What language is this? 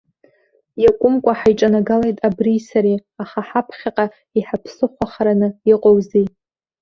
Abkhazian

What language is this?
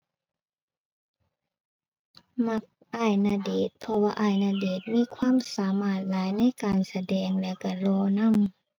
Thai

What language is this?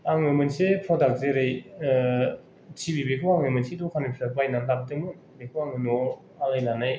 Bodo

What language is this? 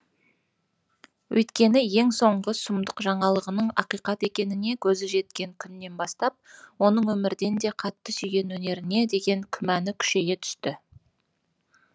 Kazakh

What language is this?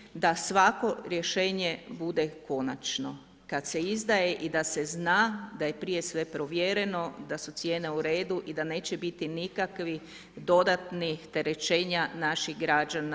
Croatian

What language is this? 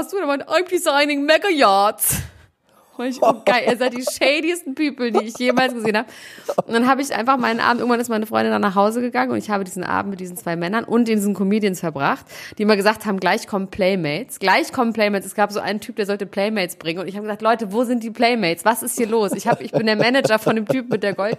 German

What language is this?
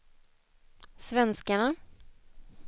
Swedish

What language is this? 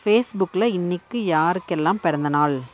Tamil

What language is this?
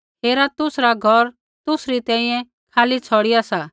Kullu Pahari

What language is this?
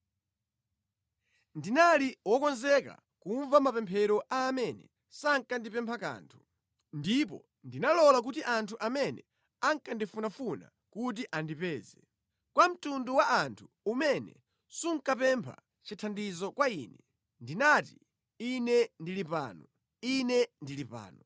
Nyanja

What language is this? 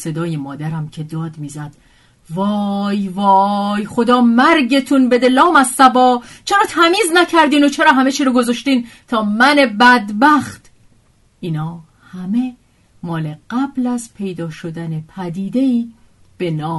Persian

